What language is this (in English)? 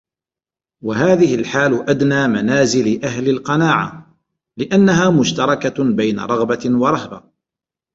Arabic